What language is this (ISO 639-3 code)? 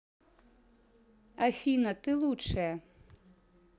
rus